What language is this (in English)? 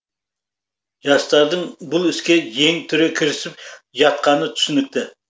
Kazakh